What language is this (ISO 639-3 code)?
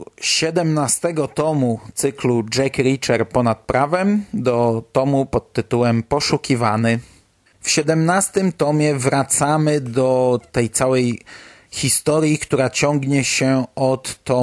pol